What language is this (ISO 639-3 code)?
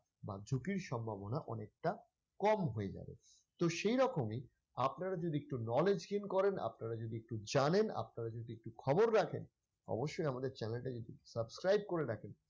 ben